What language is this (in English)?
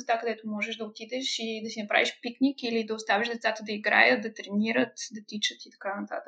Bulgarian